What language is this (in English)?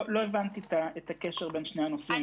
Hebrew